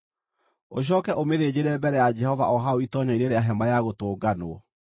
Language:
Kikuyu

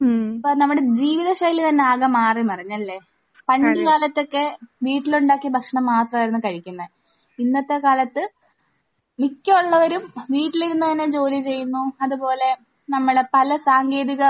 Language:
Malayalam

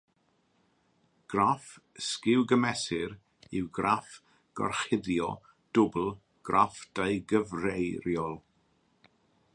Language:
Welsh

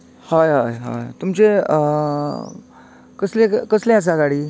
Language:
Konkani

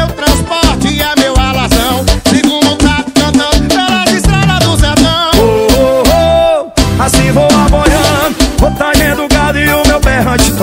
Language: Polish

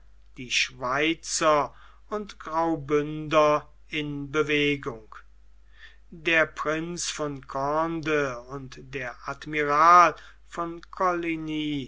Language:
German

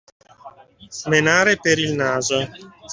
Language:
Italian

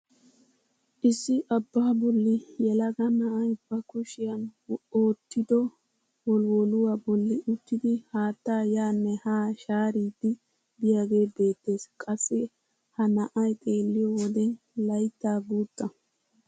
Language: Wolaytta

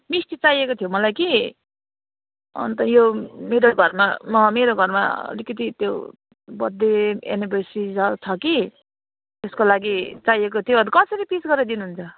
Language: Nepali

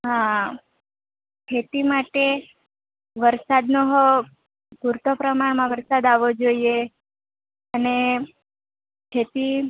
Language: Gujarati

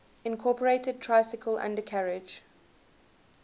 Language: English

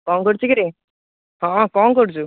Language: Odia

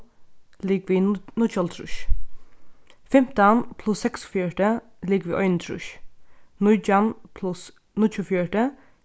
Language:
Faroese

